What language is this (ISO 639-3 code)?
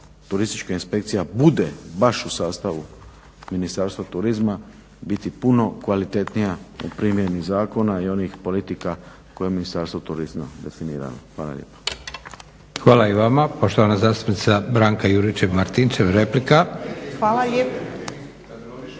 hrv